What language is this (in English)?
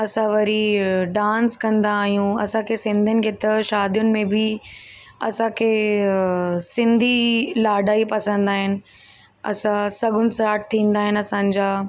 Sindhi